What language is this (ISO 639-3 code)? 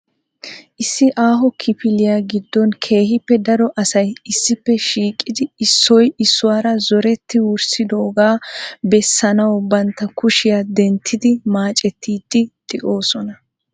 wal